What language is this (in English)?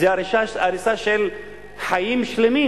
Hebrew